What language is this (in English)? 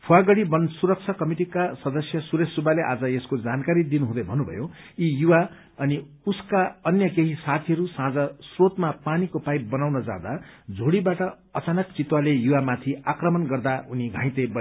Nepali